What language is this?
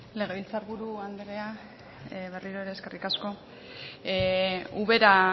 Basque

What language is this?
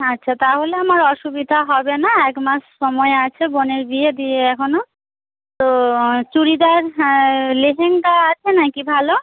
Bangla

